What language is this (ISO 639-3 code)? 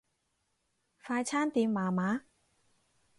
yue